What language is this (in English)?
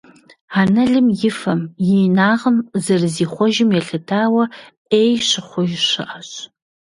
Kabardian